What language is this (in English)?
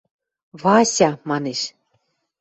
Western Mari